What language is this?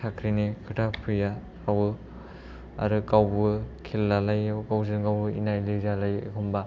Bodo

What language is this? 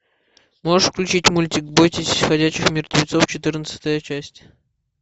Russian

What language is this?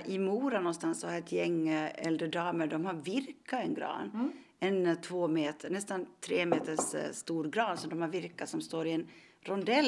Swedish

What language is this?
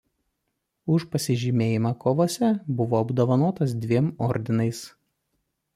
Lithuanian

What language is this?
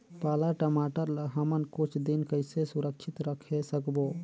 Chhattisgarhi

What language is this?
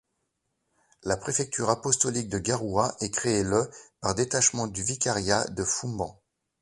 French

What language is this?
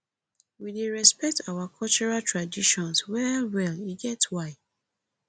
Nigerian Pidgin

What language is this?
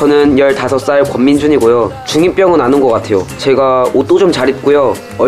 Korean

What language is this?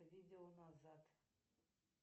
Russian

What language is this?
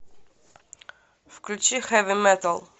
Russian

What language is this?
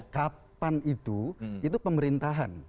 Indonesian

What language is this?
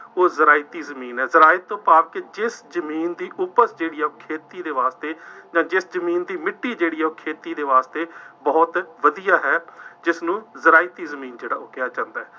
Punjabi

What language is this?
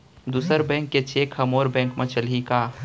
Chhattisgarhi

